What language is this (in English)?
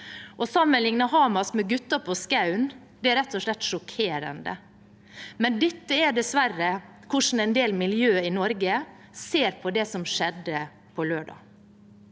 Norwegian